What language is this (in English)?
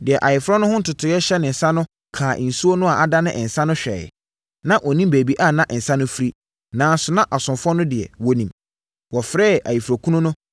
Akan